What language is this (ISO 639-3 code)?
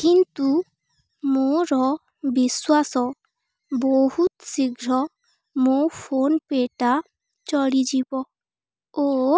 ori